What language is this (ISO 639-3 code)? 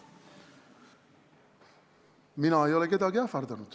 est